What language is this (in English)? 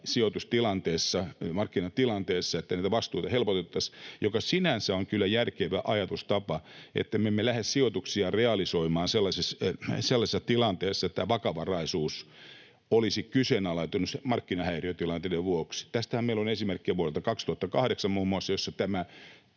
Finnish